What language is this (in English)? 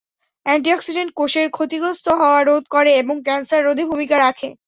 Bangla